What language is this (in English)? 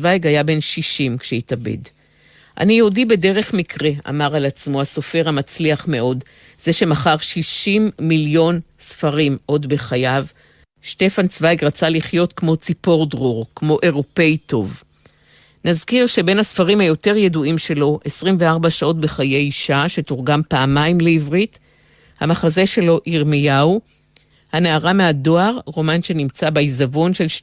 Hebrew